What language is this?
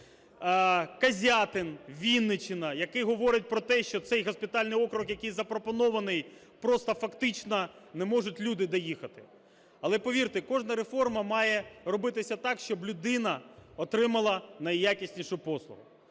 Ukrainian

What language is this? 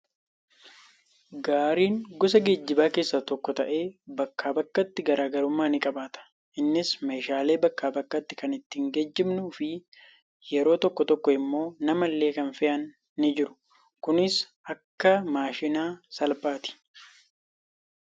Oromo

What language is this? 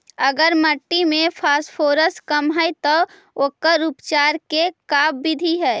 Magahi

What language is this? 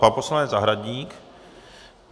Czech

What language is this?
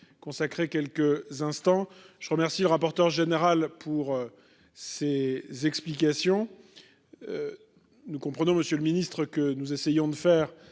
French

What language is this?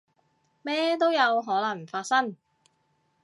Cantonese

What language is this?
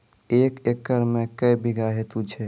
Maithili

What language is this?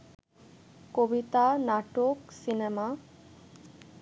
Bangla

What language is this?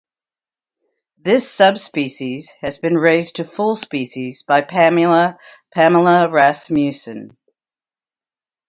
English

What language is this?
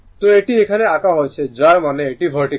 Bangla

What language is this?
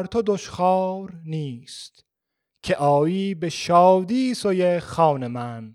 Persian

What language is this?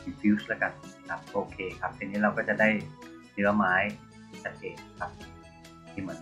Thai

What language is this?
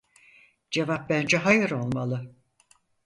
Turkish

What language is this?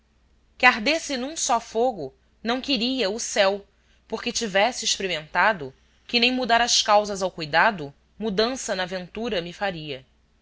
Portuguese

